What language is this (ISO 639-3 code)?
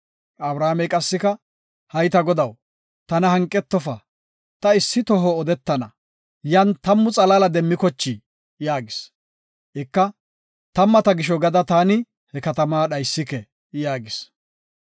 gof